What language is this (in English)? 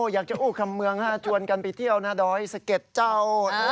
Thai